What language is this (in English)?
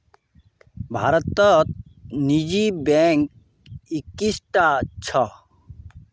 Magahi